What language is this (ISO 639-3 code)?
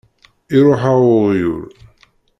kab